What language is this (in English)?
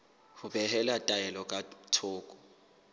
Southern Sotho